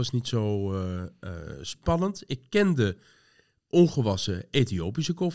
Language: Dutch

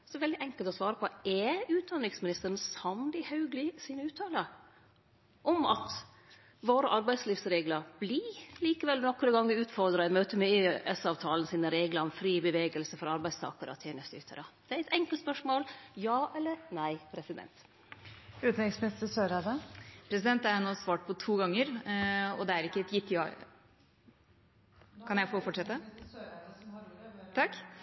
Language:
Norwegian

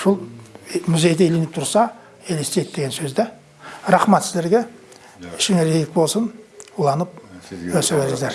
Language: Turkish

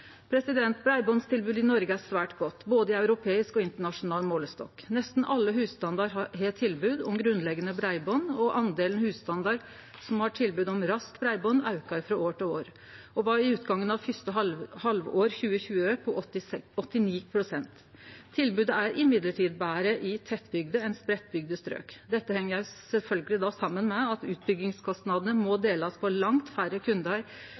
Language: Norwegian Nynorsk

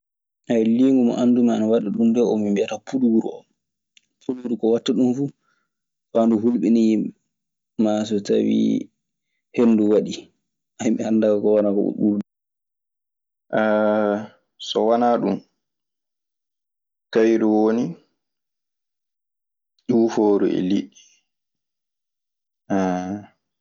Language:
Maasina Fulfulde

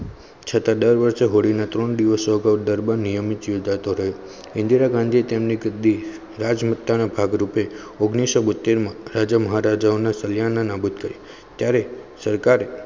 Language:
Gujarati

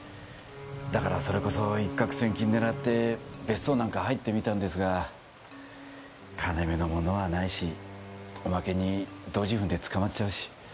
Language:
Japanese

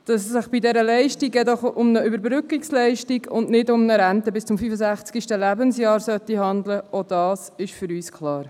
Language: Swiss German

